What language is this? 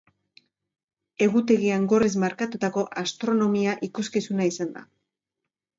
Basque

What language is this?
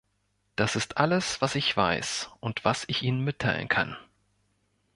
German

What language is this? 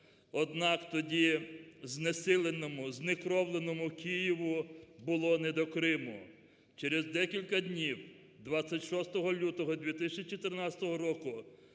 Ukrainian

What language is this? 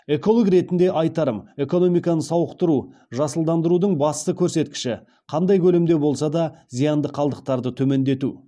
Kazakh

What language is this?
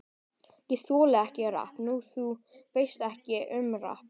Icelandic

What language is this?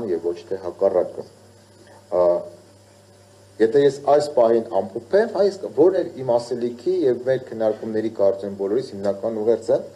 Romanian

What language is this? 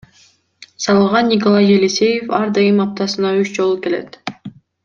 Kyrgyz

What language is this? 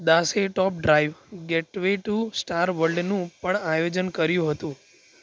Gujarati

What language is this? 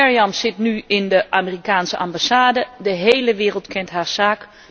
Dutch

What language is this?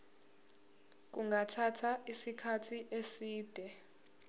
Zulu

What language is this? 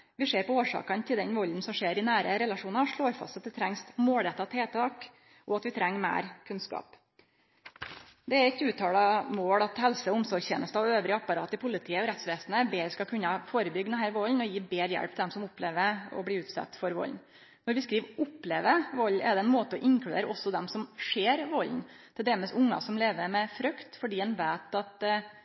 Norwegian Nynorsk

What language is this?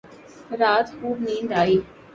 Urdu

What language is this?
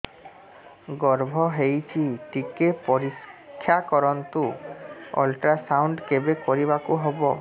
Odia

